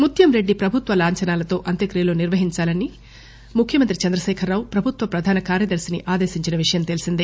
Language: Telugu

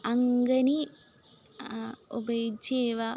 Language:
Sanskrit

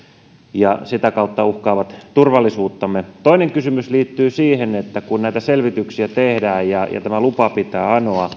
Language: Finnish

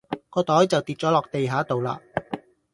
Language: Cantonese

